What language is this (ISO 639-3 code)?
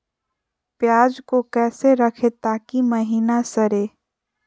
mag